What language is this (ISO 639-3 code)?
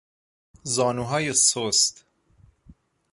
fas